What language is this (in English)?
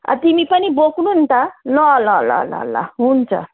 Nepali